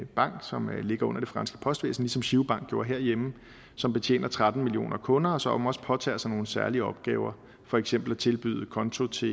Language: Danish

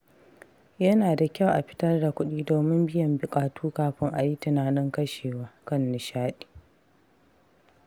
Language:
Hausa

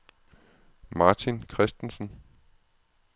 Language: Danish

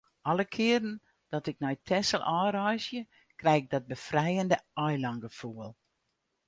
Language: Western Frisian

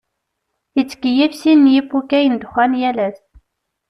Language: Kabyle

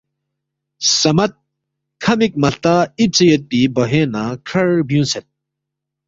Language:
Balti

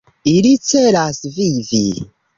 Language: Esperanto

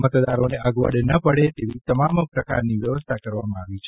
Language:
Gujarati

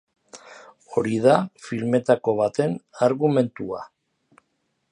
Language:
Basque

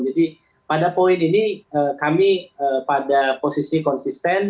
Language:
Indonesian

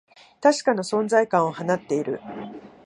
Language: Japanese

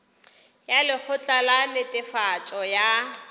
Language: Northern Sotho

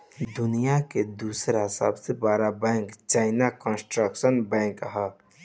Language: Bhojpuri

